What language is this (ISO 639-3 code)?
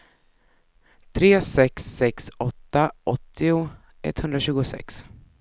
swe